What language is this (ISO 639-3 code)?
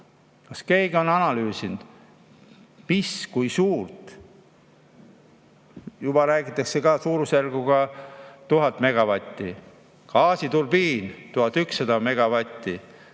est